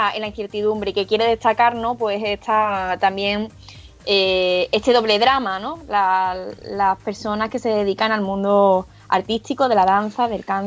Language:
Spanish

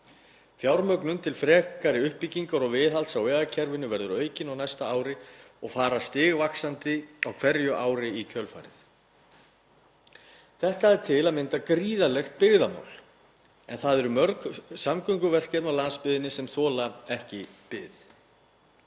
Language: Icelandic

